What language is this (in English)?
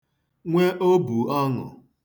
Igbo